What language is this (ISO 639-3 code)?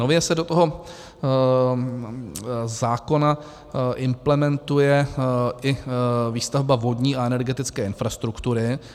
ces